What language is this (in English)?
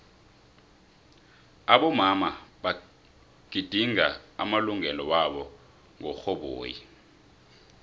South Ndebele